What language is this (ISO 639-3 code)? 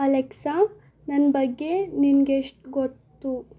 kan